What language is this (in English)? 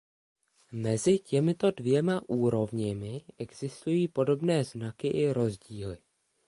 Czech